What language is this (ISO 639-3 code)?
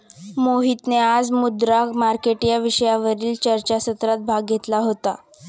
mar